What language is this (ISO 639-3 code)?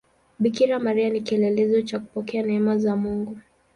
swa